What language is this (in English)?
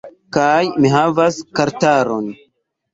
Esperanto